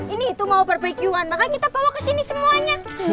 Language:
Indonesian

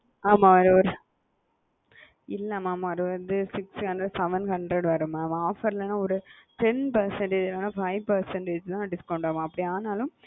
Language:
Tamil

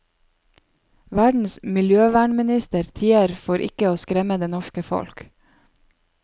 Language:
Norwegian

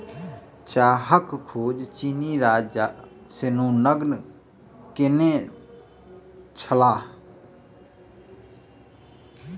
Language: Maithili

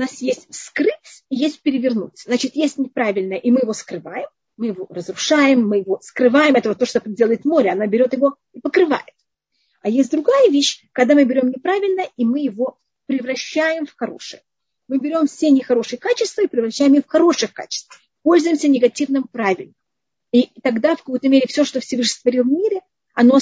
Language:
Russian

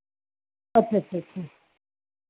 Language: Hindi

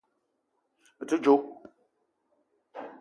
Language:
Eton (Cameroon)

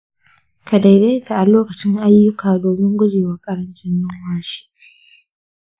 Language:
Hausa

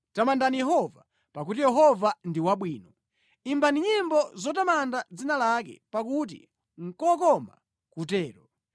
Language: Nyanja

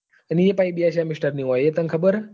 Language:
Gujarati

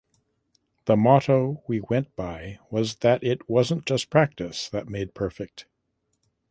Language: English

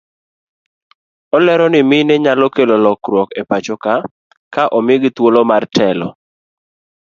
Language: Luo (Kenya and Tanzania)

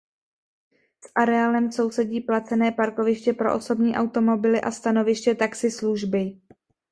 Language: Czech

